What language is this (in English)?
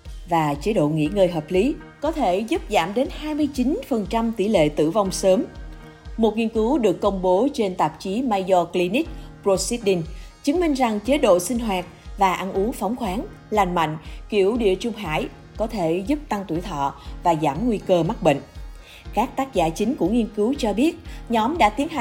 Vietnamese